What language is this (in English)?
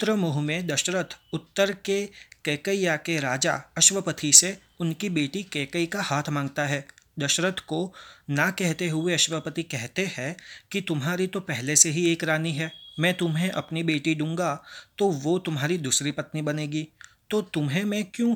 Hindi